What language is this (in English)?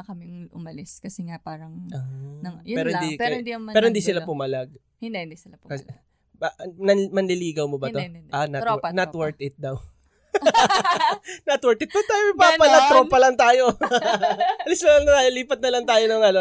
Filipino